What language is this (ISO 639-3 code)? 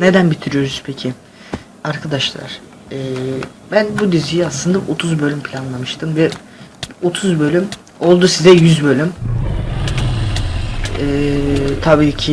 tur